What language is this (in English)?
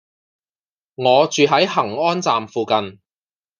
Cantonese